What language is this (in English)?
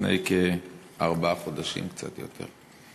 Hebrew